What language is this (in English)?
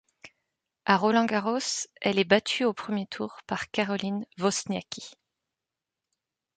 French